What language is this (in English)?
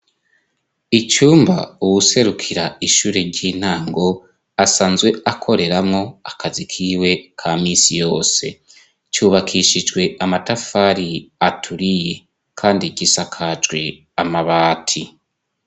Rundi